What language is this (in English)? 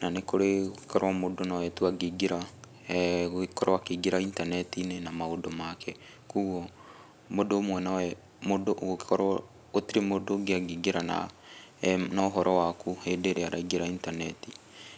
Kikuyu